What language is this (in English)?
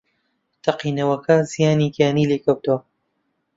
Central Kurdish